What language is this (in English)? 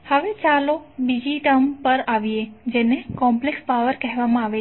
Gujarati